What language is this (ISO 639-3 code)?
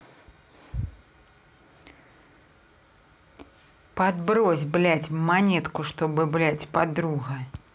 rus